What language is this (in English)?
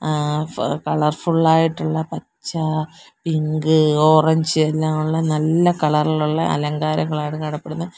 Malayalam